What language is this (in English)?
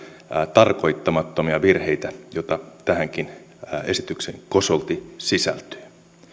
Finnish